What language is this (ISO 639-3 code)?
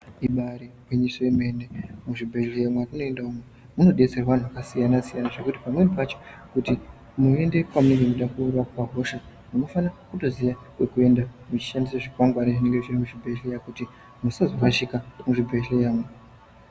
ndc